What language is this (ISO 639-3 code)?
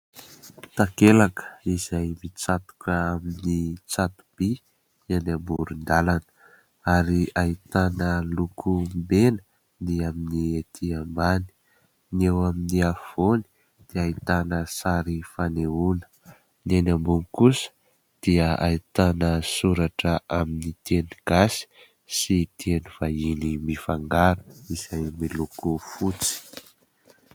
mlg